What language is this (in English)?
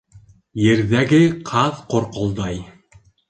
Bashkir